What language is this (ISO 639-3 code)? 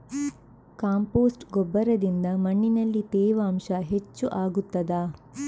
kan